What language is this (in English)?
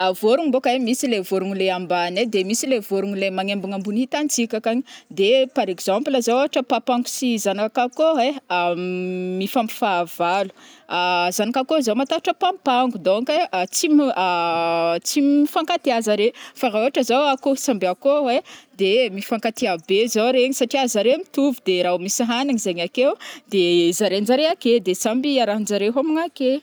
Northern Betsimisaraka Malagasy